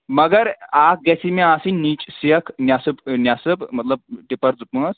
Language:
Kashmiri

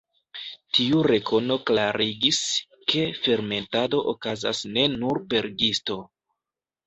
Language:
Esperanto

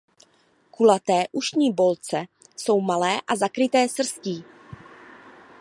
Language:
Czech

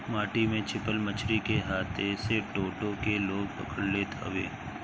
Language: Bhojpuri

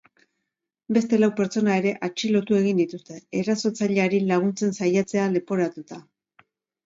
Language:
Basque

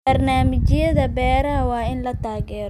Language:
Somali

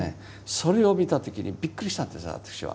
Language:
Japanese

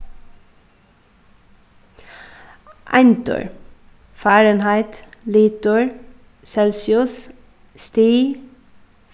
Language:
Faroese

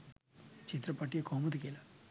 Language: Sinhala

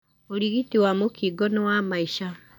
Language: Kikuyu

